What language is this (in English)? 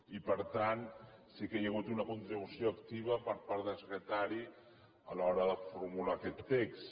Catalan